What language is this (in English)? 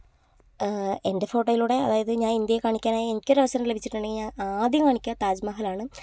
Malayalam